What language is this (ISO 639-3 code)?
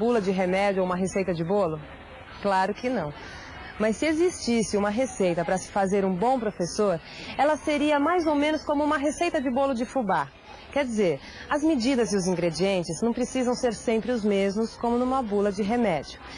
por